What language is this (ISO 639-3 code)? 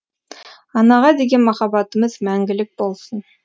kaz